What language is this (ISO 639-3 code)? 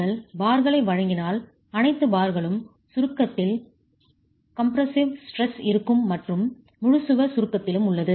tam